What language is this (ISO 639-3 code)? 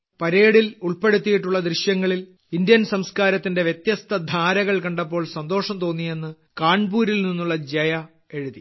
mal